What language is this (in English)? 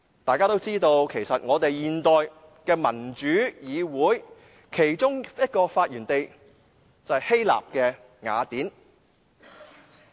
Cantonese